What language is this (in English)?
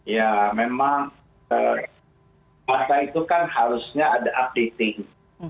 Indonesian